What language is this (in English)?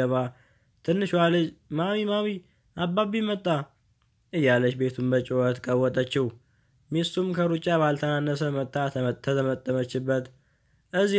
Indonesian